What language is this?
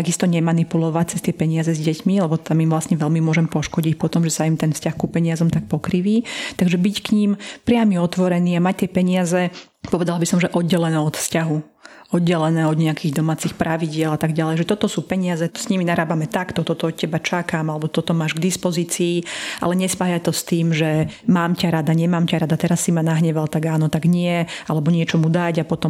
Slovak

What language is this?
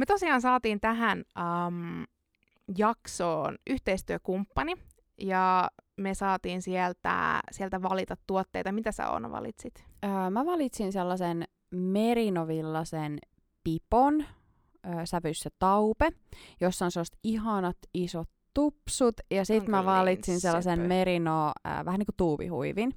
Finnish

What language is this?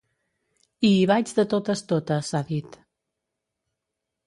Catalan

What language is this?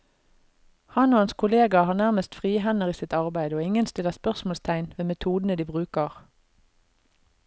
Norwegian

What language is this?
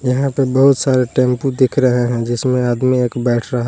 Hindi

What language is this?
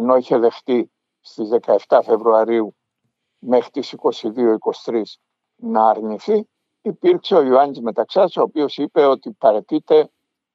Greek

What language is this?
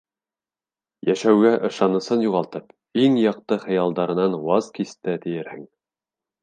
Bashkir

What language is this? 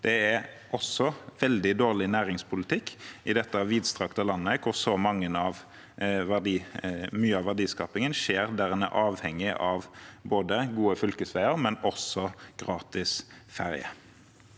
Norwegian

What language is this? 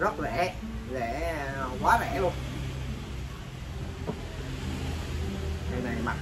Vietnamese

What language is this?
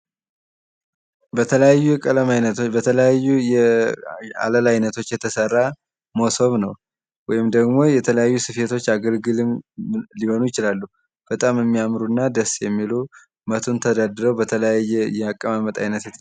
Amharic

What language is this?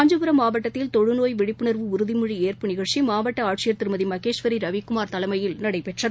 Tamil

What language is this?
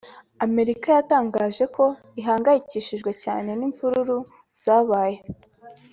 Kinyarwanda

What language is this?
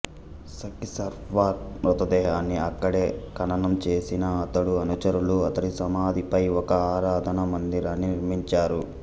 Telugu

